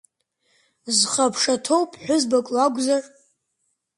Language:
Abkhazian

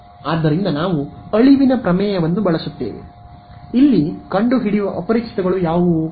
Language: Kannada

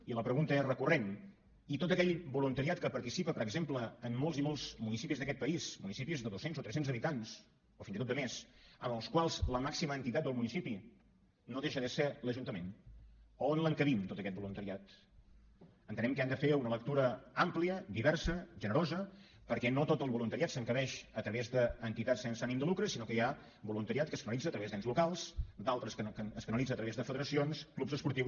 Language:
Catalan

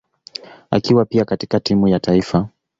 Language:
Swahili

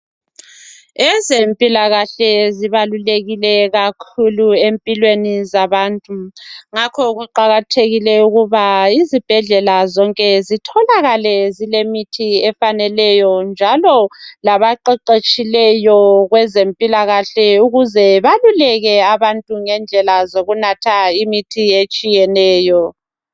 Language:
North Ndebele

